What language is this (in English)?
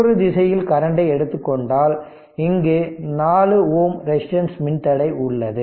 Tamil